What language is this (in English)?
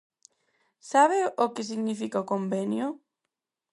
Galician